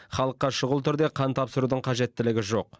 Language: Kazakh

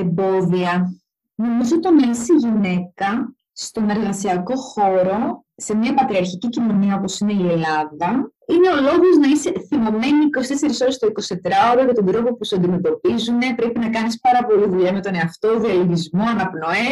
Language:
Greek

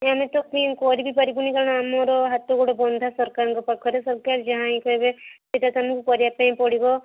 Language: Odia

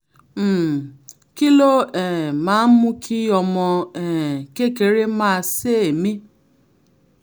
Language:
Yoruba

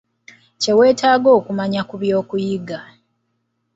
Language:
Ganda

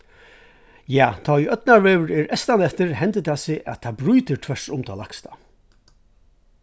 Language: Faroese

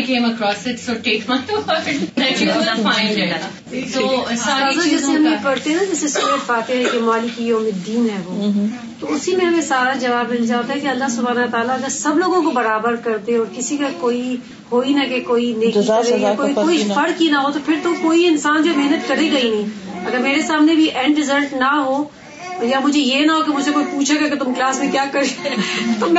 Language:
Urdu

